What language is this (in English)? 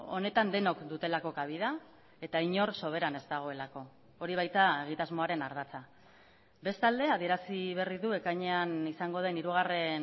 Basque